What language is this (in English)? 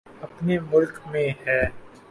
Urdu